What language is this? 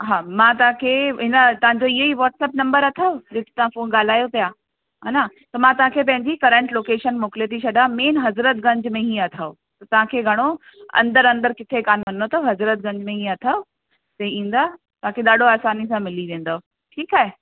Sindhi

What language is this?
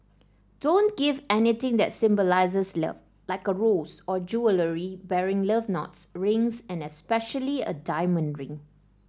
English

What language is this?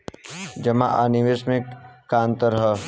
Bhojpuri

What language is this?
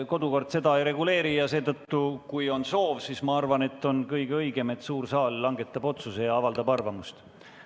Estonian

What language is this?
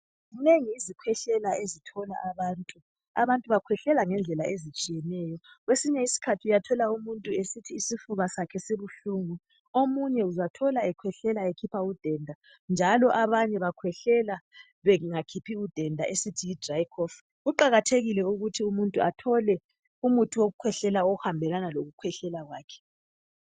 North Ndebele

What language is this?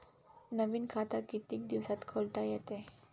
Marathi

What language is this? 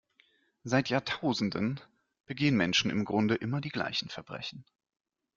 German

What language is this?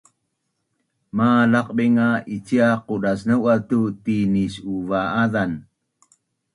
Bunun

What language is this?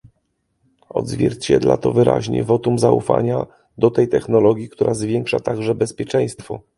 Polish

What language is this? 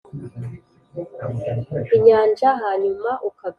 Kinyarwanda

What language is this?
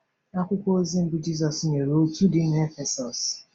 Igbo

